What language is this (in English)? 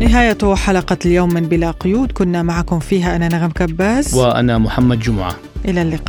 Arabic